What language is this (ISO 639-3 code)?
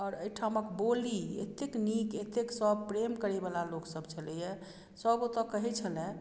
mai